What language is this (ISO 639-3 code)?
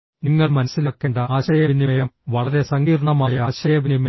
mal